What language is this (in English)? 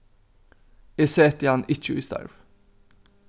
Faroese